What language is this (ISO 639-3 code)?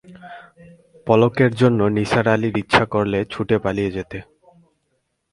ben